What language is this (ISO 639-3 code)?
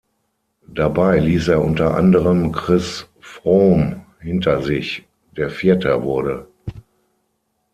deu